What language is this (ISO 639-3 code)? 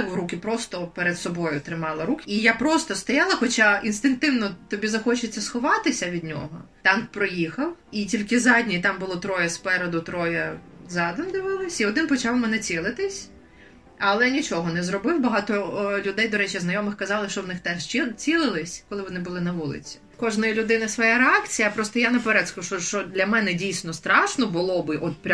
ukr